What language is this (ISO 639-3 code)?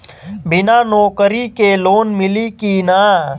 bho